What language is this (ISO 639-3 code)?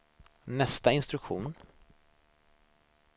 swe